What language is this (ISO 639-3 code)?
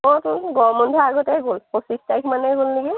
asm